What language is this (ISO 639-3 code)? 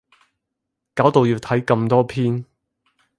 yue